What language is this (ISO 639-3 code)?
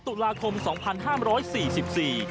tha